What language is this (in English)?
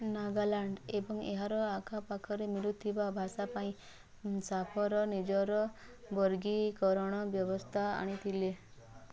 Odia